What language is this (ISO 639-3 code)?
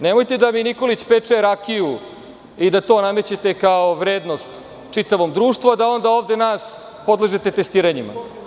srp